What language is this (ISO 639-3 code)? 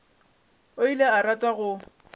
nso